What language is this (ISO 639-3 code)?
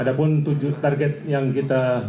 ind